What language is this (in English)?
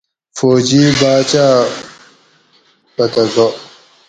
Gawri